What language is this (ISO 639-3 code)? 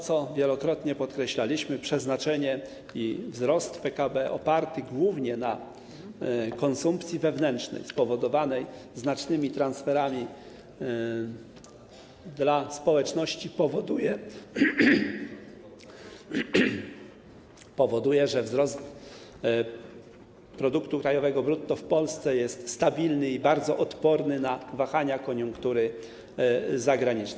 pol